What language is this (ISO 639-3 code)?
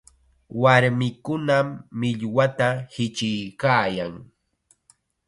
qxa